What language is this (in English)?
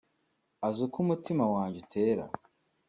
Kinyarwanda